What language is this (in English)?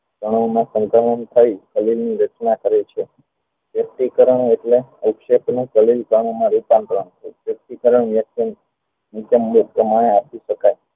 Gujarati